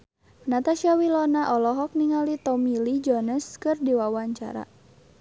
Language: Sundanese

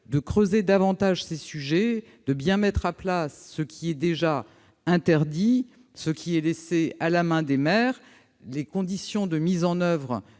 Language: French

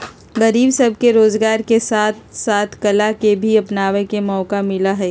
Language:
Magahi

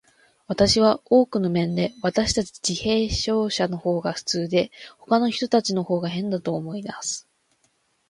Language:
Japanese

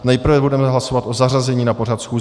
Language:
Czech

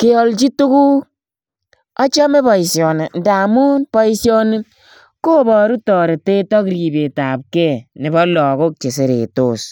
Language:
Kalenjin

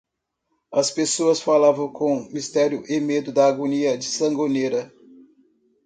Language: Portuguese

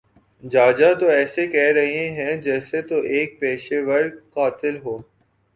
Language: Urdu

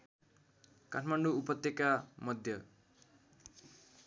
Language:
Nepali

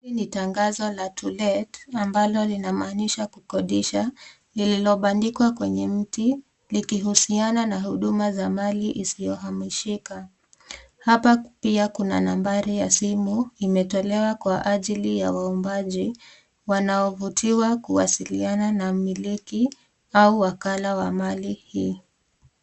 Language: Swahili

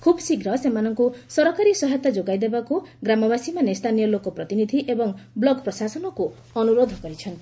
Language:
Odia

